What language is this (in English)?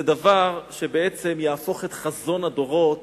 Hebrew